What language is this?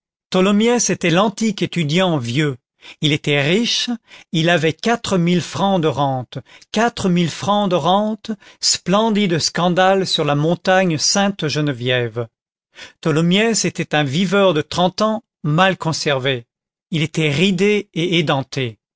French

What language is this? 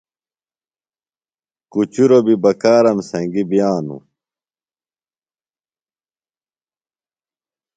Phalura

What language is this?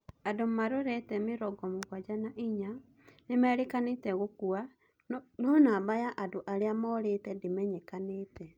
Kikuyu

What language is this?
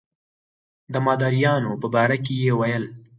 Pashto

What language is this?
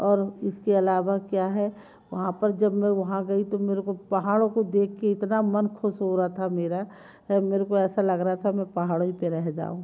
Hindi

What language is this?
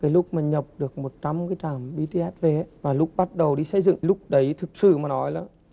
Vietnamese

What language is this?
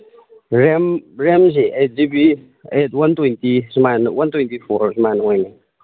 Manipuri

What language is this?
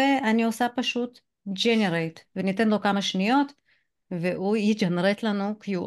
Hebrew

